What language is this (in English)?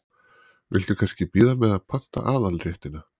Icelandic